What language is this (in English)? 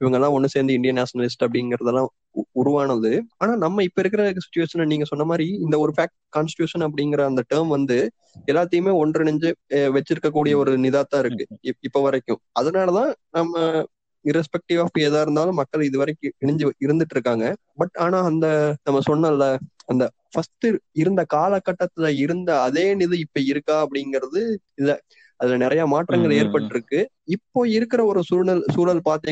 Tamil